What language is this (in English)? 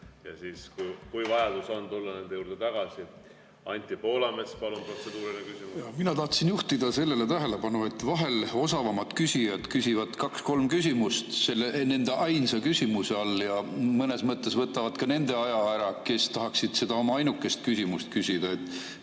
Estonian